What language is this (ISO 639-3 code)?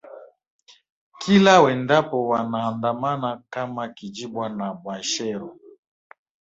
swa